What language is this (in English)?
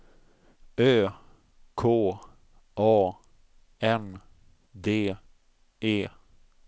Swedish